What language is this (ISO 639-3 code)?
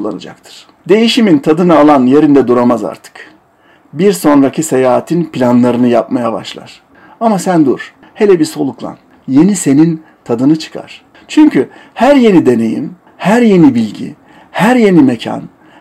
tur